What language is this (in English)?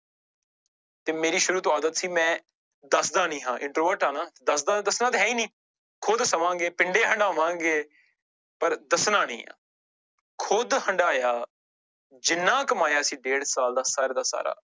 Punjabi